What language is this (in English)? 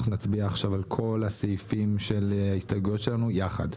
Hebrew